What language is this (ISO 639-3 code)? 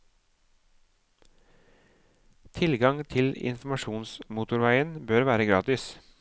nor